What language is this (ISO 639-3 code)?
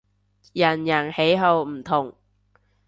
yue